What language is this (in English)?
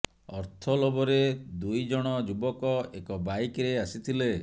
Odia